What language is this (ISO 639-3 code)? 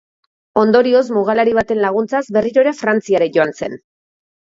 eus